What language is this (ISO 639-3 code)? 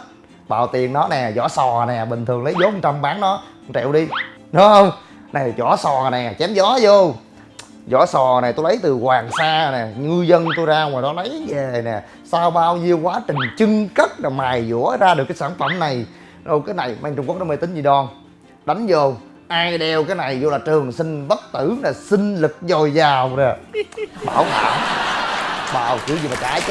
vie